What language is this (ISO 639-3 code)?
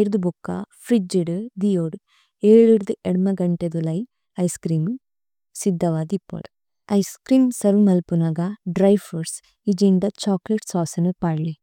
tcy